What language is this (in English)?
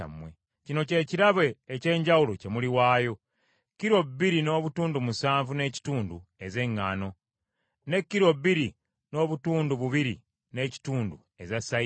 Ganda